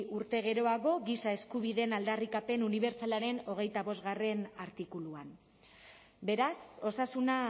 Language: Basque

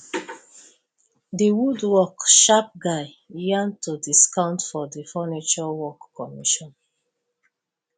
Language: Nigerian Pidgin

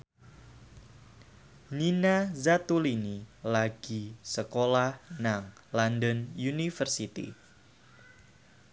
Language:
Javanese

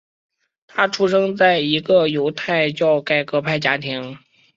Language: Chinese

